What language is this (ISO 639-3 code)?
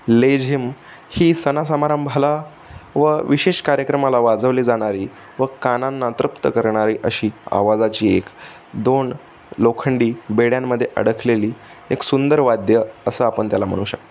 mar